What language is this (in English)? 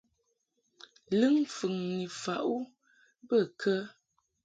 Mungaka